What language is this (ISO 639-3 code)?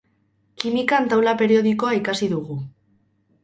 eus